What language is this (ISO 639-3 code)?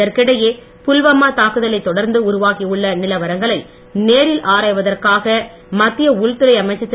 tam